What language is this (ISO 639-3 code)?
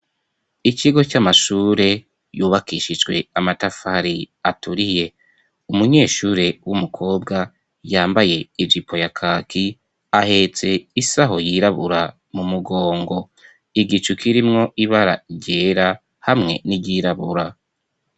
run